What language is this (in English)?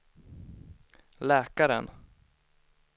Swedish